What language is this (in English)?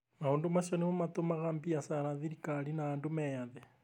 Kikuyu